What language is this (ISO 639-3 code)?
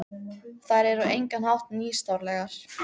isl